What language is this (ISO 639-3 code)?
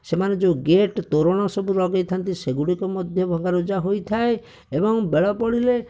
ori